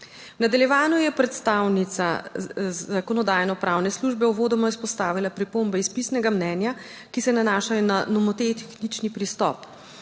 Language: Slovenian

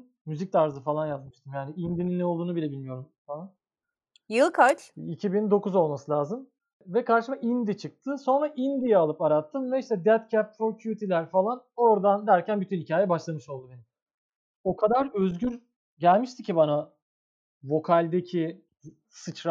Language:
Turkish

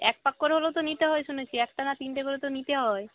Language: Bangla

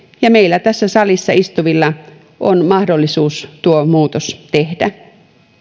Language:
Finnish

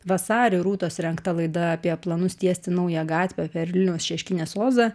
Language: Lithuanian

